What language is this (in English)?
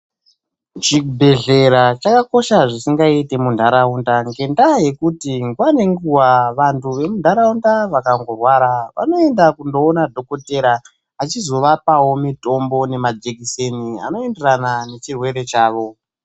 Ndau